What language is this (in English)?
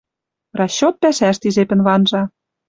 Western Mari